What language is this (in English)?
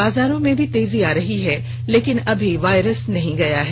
Hindi